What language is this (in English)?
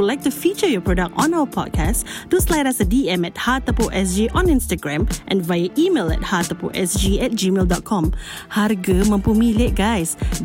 Malay